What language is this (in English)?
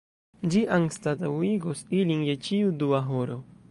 Esperanto